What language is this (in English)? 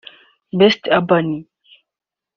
Kinyarwanda